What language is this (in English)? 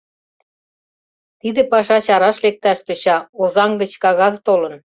Mari